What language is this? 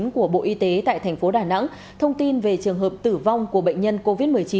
Vietnamese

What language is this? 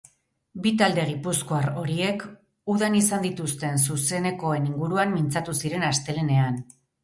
Basque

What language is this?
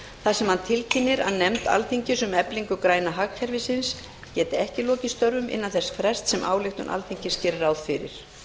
Icelandic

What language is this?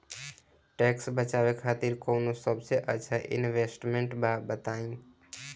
Bhojpuri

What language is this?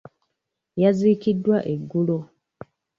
Ganda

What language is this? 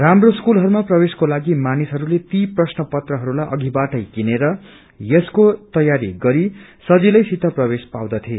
Nepali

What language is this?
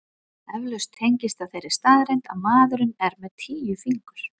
Icelandic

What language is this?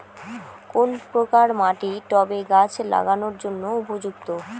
Bangla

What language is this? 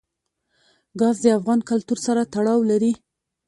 Pashto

